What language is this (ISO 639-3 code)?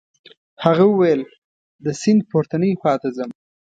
pus